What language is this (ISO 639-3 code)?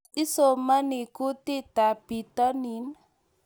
kln